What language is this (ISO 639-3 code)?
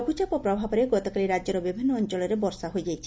ori